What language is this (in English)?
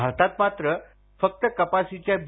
Marathi